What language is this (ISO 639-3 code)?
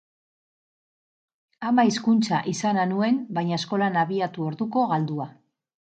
eus